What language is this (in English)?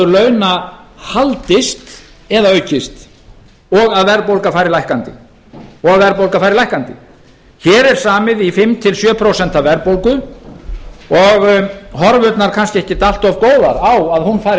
Icelandic